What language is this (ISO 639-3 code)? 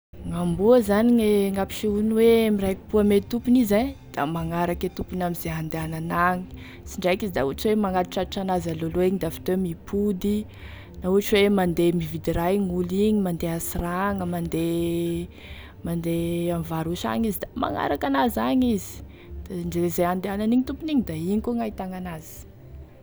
tkg